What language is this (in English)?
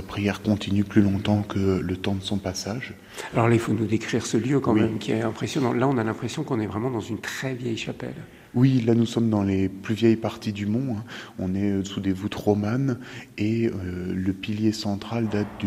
French